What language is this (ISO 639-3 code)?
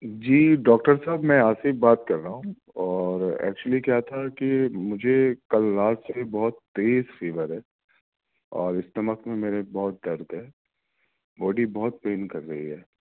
urd